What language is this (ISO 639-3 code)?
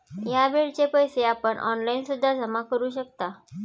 mar